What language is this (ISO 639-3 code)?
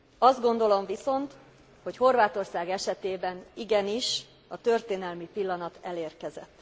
hun